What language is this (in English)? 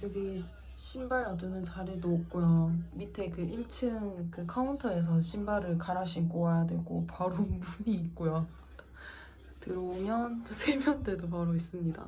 Korean